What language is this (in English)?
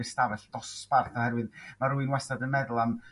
Welsh